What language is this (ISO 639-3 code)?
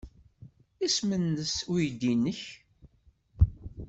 kab